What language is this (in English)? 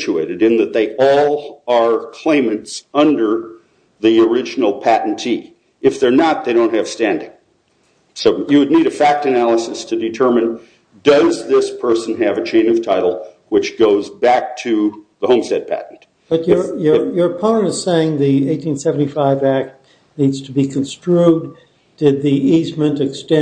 English